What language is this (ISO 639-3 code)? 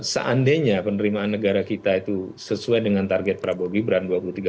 ind